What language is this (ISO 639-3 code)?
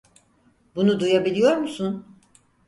tur